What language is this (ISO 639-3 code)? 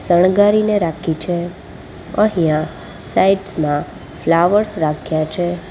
guj